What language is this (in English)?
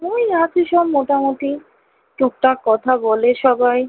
Bangla